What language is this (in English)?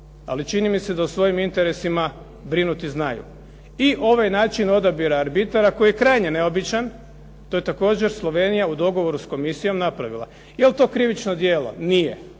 Croatian